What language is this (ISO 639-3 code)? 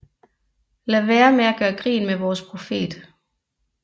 dan